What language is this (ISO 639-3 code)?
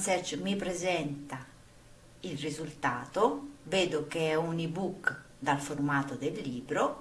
ita